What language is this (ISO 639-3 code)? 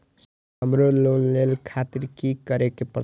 mai